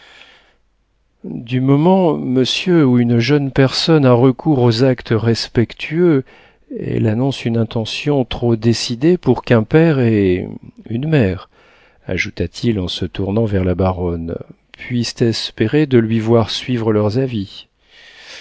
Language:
French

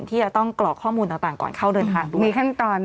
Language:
Thai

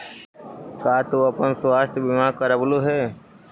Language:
Magahi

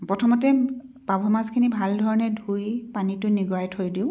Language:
Assamese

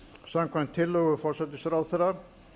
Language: Icelandic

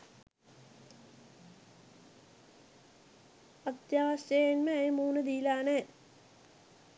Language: Sinhala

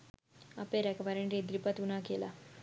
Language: Sinhala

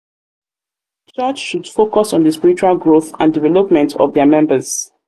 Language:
Nigerian Pidgin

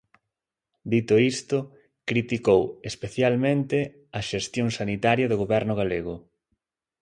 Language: Galician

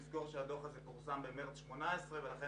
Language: Hebrew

